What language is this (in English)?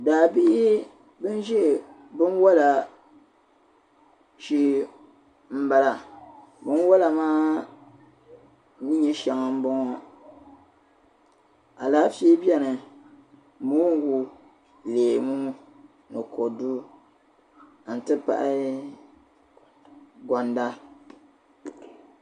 Dagbani